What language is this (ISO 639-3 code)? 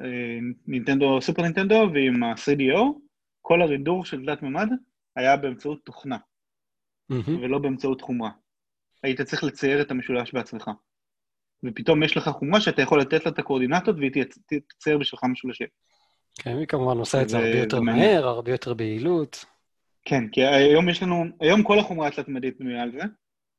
heb